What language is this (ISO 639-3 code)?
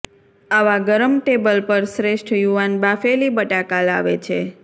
guj